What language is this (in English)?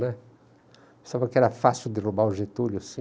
Portuguese